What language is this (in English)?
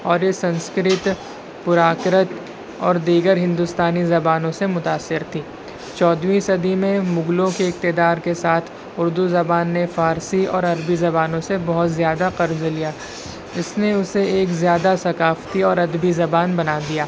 Urdu